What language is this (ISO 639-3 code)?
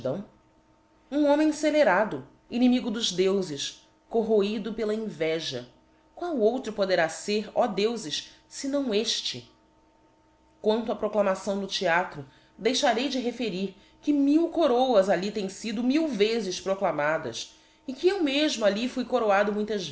por